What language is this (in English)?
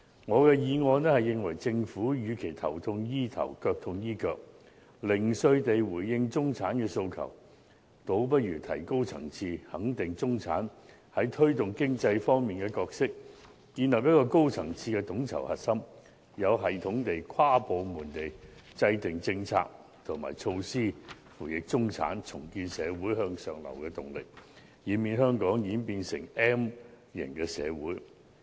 Cantonese